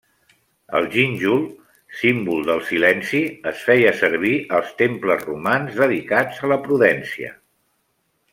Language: Catalan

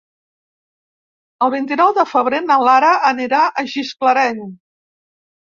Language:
Catalan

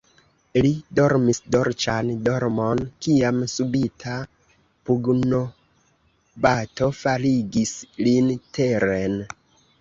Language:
Esperanto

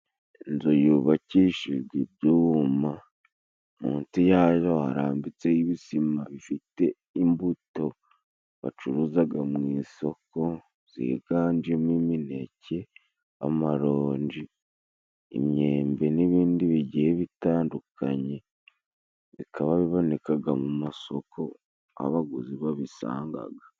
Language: Kinyarwanda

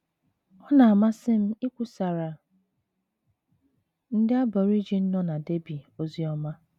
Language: Igbo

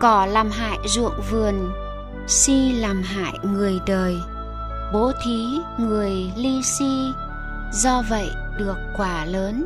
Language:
Vietnamese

